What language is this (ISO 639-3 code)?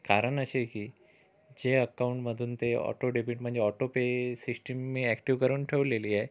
mar